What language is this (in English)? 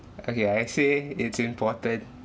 English